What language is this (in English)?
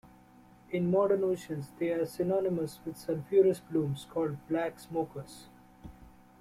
English